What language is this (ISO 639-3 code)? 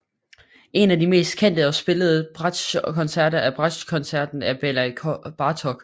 dan